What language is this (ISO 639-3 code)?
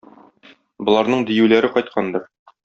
tat